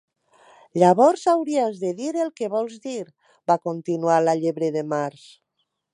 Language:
Catalan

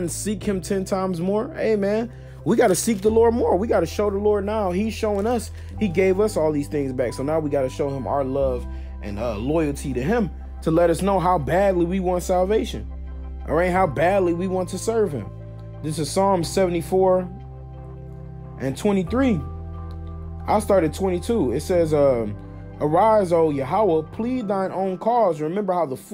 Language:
English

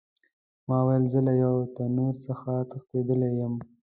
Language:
Pashto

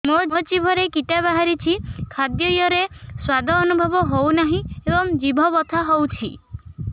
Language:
Odia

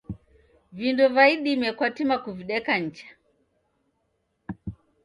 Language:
Taita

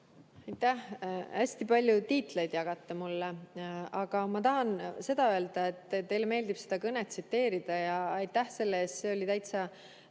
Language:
Estonian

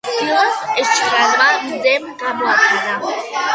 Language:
Georgian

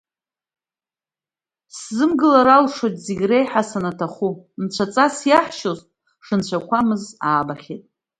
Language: Abkhazian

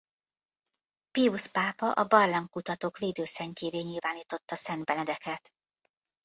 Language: Hungarian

